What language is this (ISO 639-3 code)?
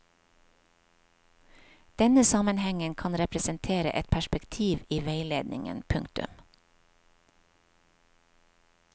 nor